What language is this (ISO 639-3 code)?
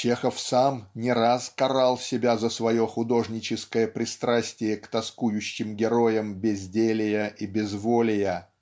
rus